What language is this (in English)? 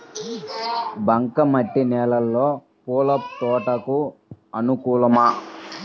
Telugu